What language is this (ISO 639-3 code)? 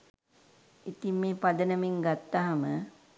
sin